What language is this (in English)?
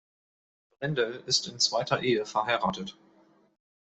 German